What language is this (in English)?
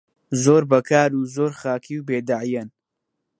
Central Kurdish